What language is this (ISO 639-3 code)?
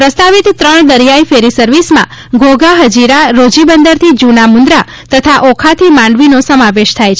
guj